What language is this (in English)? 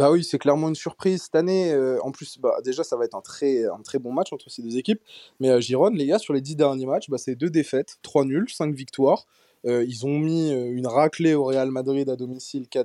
French